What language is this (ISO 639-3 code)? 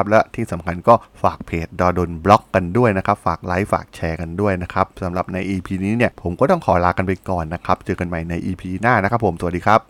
tha